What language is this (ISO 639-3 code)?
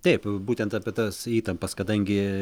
lit